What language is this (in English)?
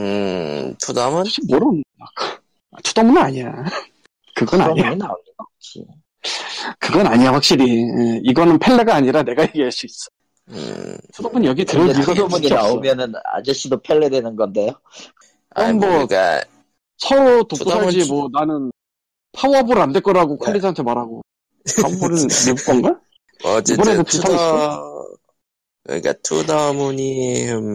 Korean